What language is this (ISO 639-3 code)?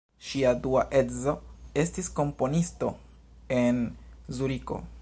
epo